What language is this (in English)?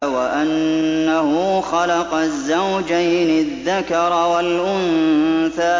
Arabic